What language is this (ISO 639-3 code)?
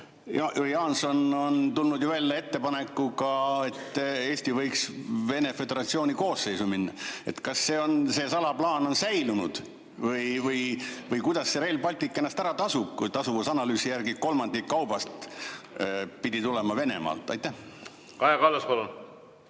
est